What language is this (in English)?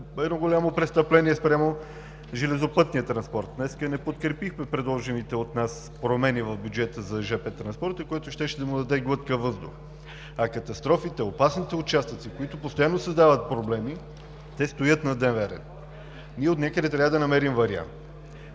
Bulgarian